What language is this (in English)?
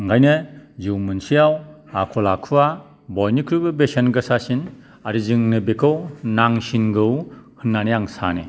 Bodo